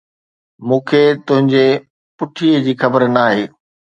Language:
Sindhi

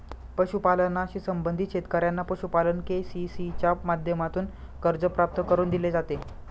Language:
Marathi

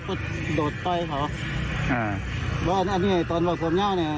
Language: Thai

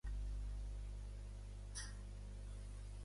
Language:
Catalan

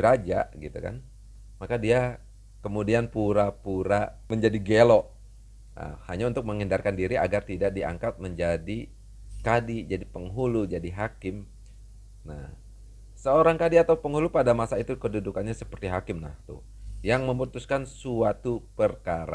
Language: Indonesian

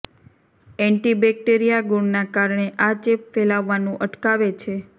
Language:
Gujarati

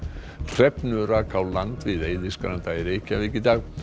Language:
Icelandic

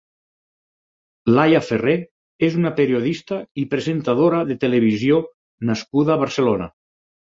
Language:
Catalan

